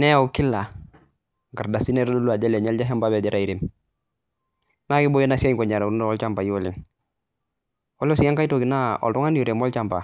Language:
Masai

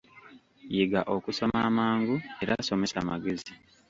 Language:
Ganda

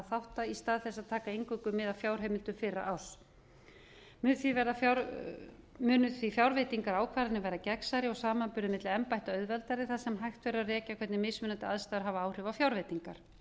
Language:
Icelandic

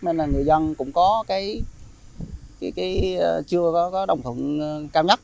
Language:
Vietnamese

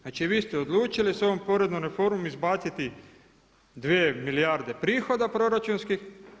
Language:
Croatian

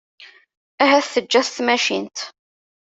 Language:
Kabyle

